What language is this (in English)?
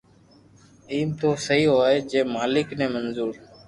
Loarki